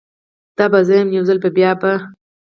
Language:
Pashto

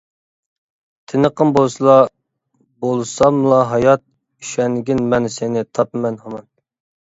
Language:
Uyghur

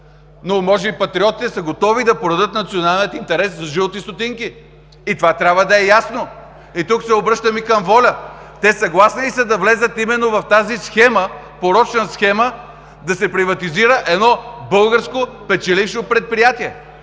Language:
Bulgarian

